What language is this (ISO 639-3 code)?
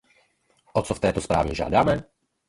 ces